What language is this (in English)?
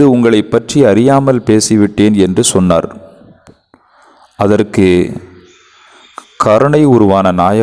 Tamil